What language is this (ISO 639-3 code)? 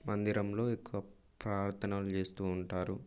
tel